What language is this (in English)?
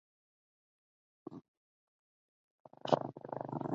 Chinese